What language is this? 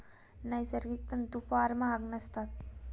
Marathi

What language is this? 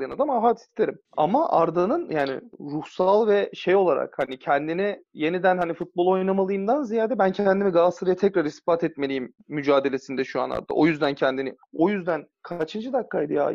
Turkish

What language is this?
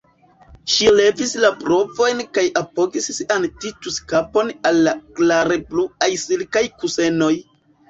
Esperanto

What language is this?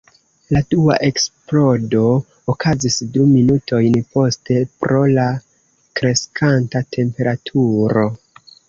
Esperanto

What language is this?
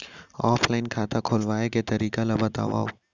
Chhattisgarhi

